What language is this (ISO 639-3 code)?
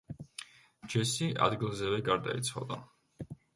kat